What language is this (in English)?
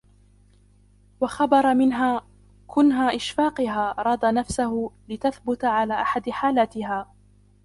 Arabic